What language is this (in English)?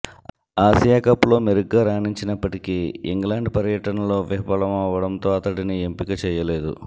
Telugu